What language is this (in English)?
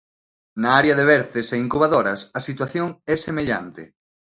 Galician